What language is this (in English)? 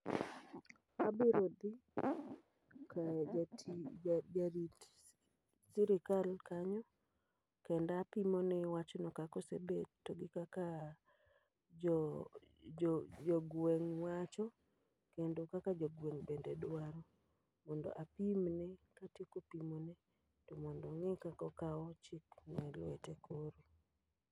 Luo (Kenya and Tanzania)